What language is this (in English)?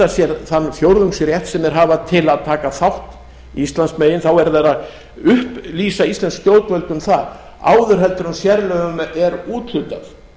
Icelandic